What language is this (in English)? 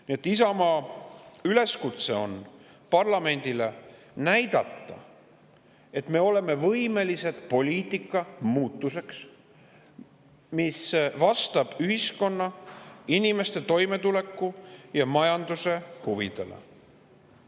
Estonian